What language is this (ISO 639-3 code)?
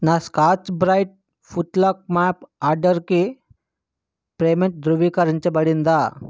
tel